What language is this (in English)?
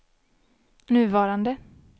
Swedish